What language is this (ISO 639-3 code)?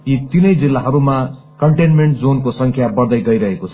nep